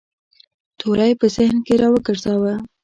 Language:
Pashto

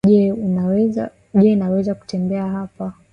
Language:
Swahili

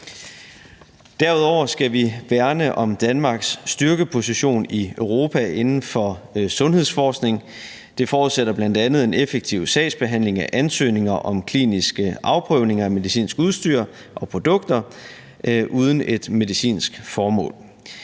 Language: Danish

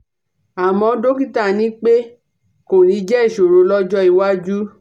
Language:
Yoruba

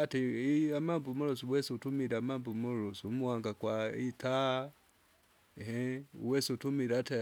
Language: Kinga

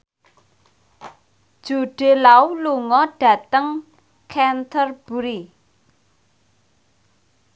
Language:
Javanese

